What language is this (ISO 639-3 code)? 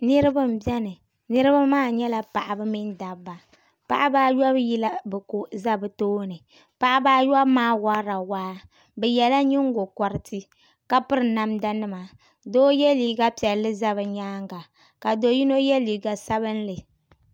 dag